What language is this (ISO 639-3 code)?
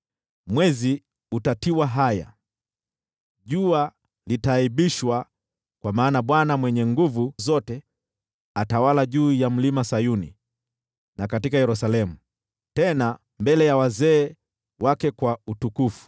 swa